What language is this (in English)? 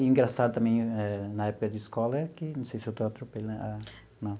Portuguese